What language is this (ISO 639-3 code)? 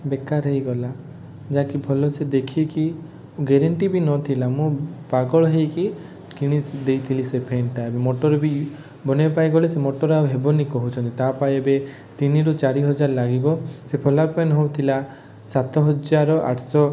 ori